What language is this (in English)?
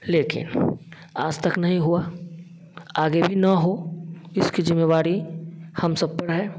Hindi